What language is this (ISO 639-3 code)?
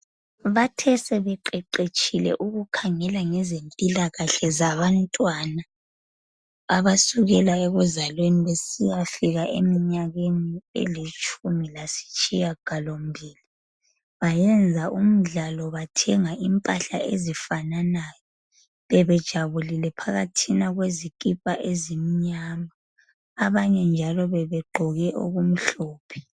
nde